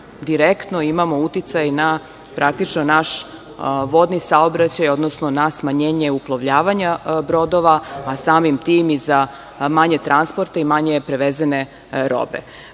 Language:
Serbian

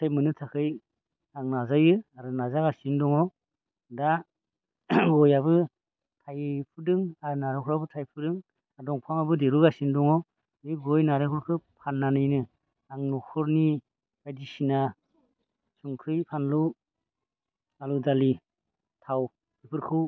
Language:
Bodo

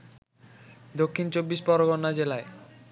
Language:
Bangla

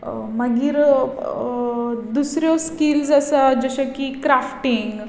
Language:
Konkani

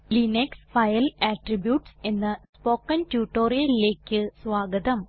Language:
Malayalam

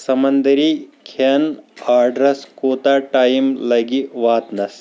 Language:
Kashmiri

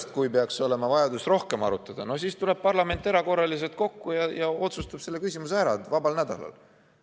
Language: Estonian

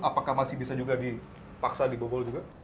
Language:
Indonesian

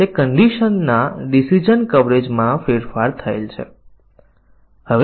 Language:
Gujarati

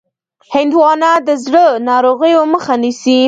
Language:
Pashto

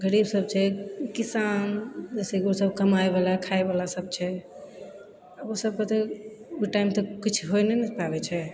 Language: Maithili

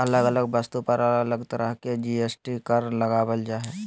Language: Magahi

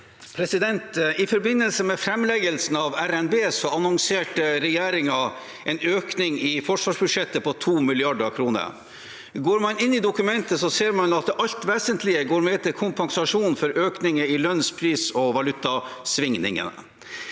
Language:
Norwegian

